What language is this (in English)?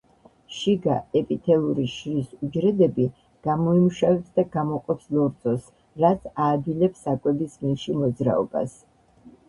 Georgian